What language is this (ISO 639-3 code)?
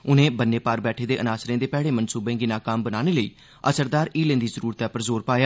doi